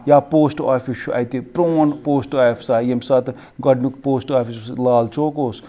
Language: Kashmiri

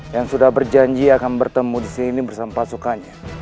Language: Indonesian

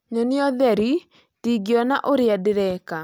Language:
Kikuyu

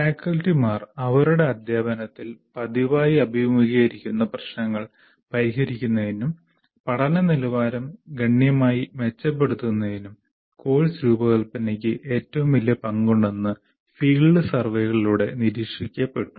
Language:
Malayalam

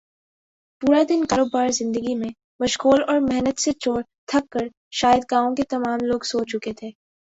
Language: Urdu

